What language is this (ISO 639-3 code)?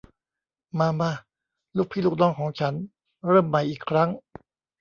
tha